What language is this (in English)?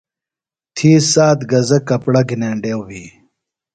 Phalura